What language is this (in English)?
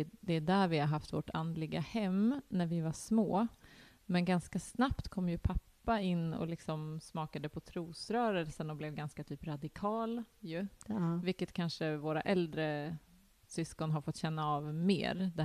Swedish